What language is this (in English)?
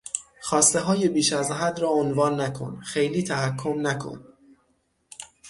Persian